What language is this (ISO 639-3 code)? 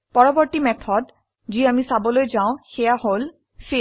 asm